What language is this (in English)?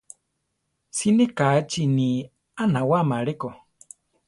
Central Tarahumara